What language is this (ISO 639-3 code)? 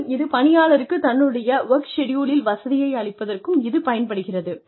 tam